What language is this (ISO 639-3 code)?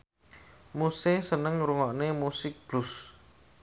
jav